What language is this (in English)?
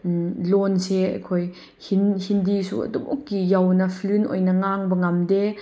Manipuri